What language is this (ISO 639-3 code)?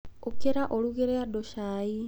kik